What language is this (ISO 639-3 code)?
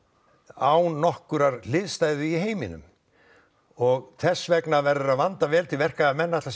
isl